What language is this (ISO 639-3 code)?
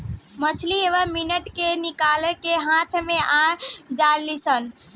bho